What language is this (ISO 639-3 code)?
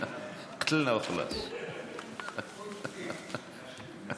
heb